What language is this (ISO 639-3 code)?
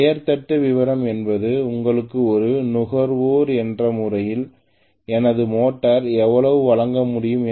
tam